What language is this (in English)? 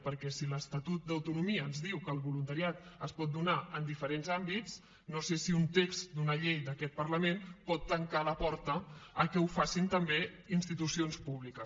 Catalan